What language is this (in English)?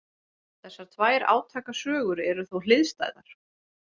Icelandic